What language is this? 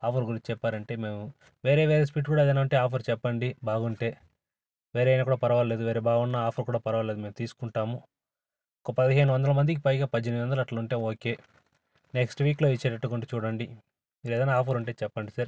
Telugu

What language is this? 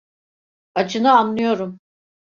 Turkish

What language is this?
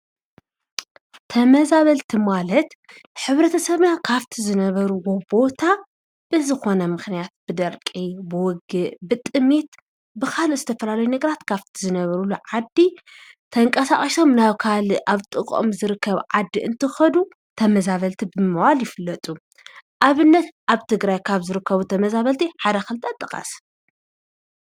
Tigrinya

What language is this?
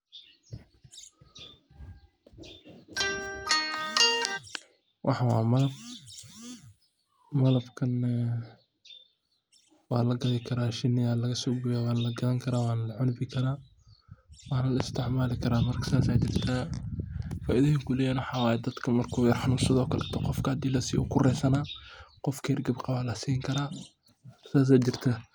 Somali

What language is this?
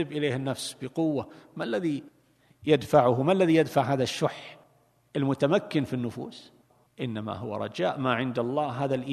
Arabic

